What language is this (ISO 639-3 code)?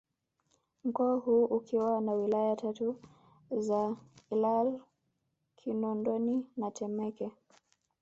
swa